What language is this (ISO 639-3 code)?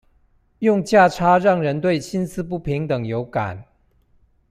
zho